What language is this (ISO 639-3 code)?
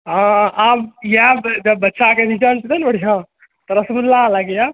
mai